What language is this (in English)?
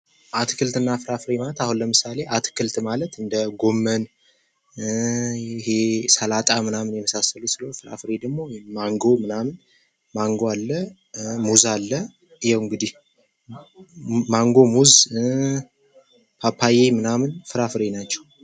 Amharic